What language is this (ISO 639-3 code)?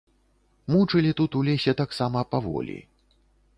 bel